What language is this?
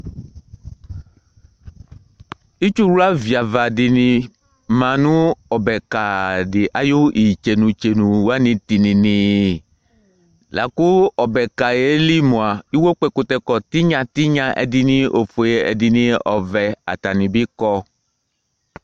Ikposo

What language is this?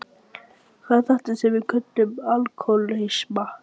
Icelandic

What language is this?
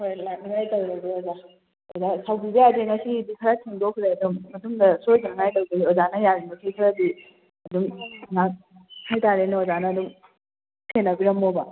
Manipuri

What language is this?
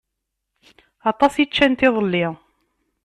Kabyle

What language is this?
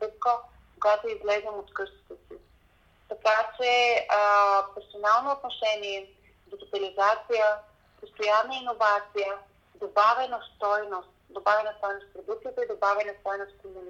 Bulgarian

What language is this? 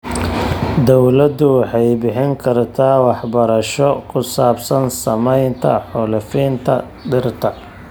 Somali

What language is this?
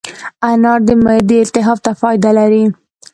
Pashto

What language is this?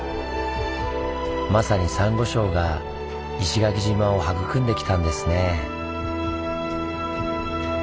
Japanese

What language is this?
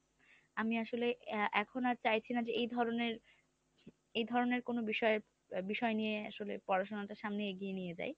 Bangla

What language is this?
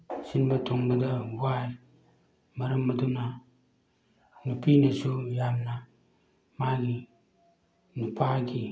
Manipuri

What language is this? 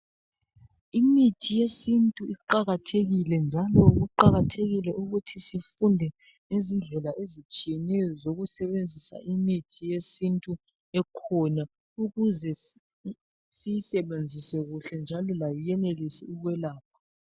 North Ndebele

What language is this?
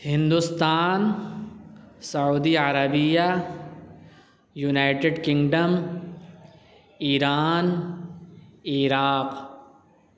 Urdu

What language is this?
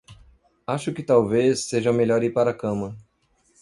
Portuguese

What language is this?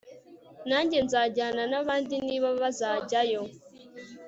Kinyarwanda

